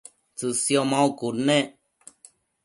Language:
Matsés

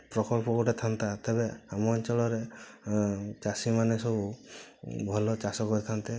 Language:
Odia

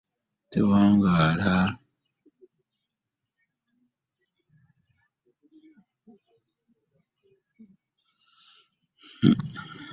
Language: Ganda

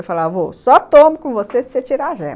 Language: Portuguese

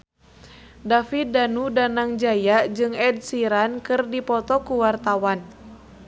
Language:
Sundanese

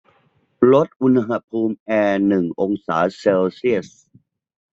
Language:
Thai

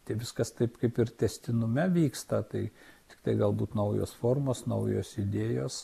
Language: Lithuanian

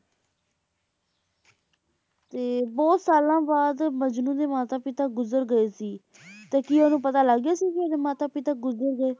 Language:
Punjabi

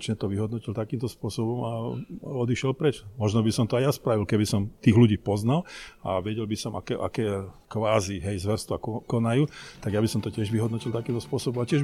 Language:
Slovak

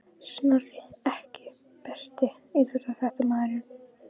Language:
Icelandic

